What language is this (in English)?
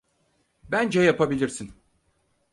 Turkish